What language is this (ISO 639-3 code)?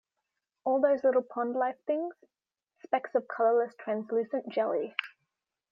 eng